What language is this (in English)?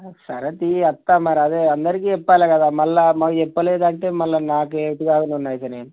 Telugu